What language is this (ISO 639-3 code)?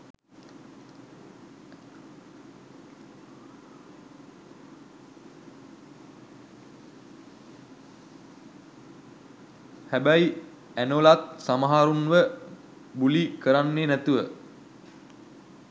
sin